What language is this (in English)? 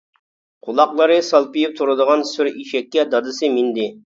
Uyghur